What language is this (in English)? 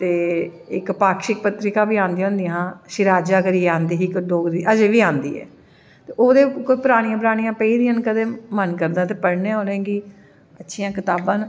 Dogri